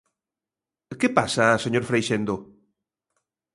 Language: Galician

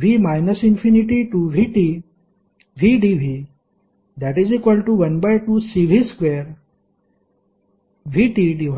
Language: Marathi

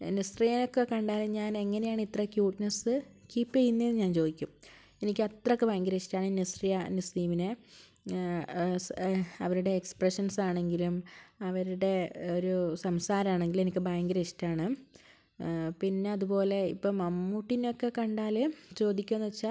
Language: Malayalam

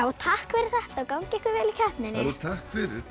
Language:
Icelandic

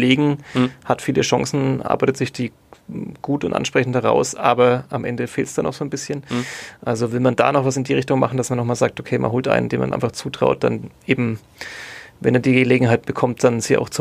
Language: German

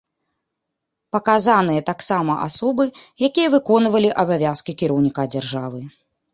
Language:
Belarusian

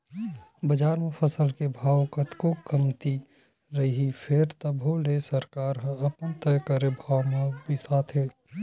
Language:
Chhattisgarhi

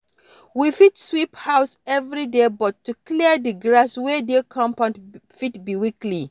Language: Nigerian Pidgin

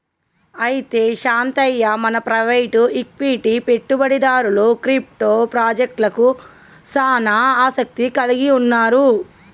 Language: Telugu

